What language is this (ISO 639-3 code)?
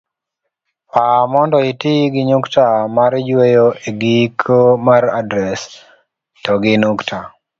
luo